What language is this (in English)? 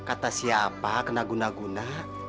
Indonesian